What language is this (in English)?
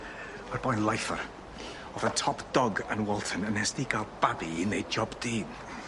Welsh